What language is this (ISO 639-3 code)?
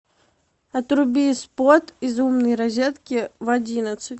rus